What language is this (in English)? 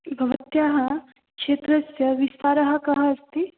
Sanskrit